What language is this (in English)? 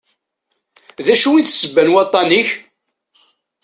Kabyle